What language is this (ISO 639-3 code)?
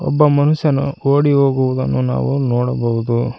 kan